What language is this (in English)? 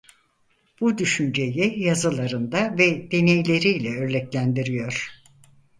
Turkish